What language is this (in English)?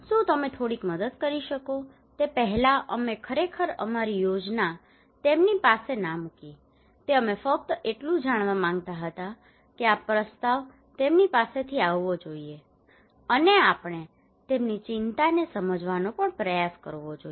Gujarati